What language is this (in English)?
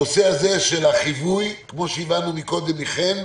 Hebrew